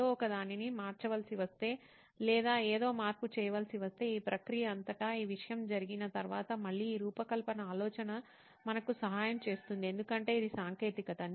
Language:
Telugu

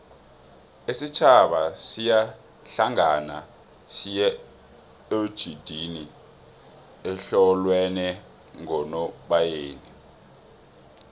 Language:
South Ndebele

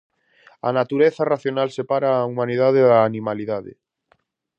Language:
Galician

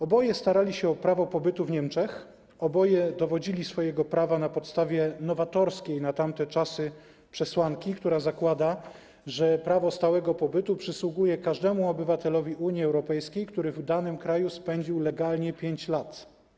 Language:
Polish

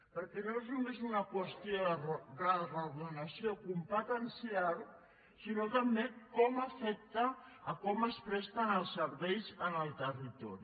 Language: Catalan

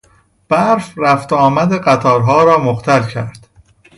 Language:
Persian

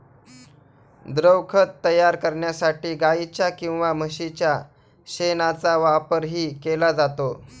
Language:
Marathi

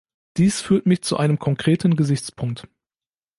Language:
German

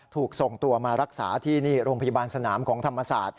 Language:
Thai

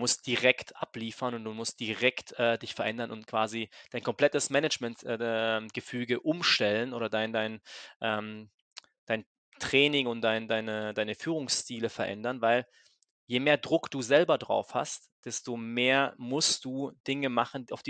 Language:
German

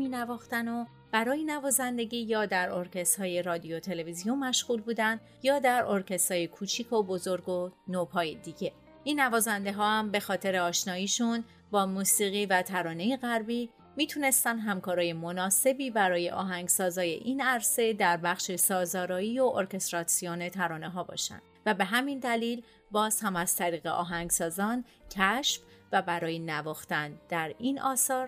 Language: Persian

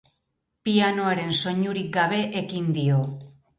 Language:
Basque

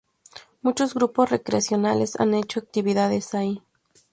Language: Spanish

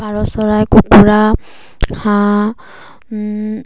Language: Assamese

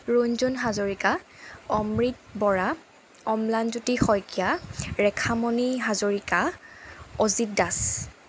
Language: Assamese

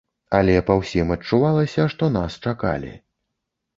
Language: Belarusian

